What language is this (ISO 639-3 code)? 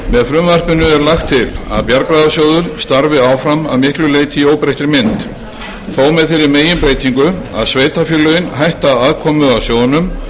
isl